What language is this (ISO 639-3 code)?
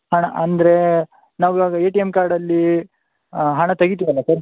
kan